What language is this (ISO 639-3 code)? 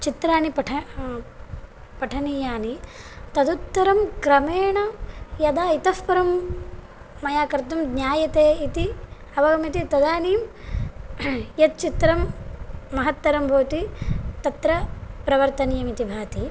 san